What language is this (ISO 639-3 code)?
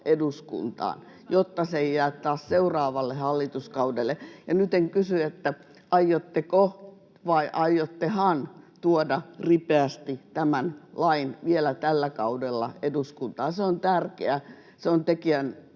fin